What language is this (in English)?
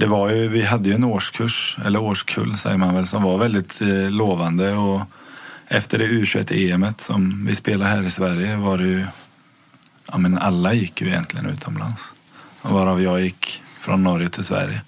Swedish